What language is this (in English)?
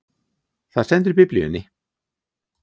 Icelandic